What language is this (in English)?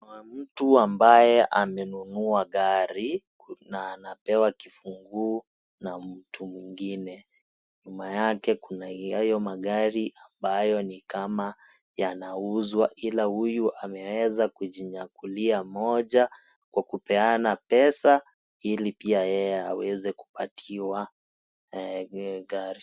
Swahili